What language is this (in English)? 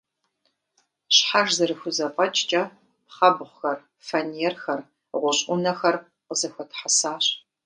Kabardian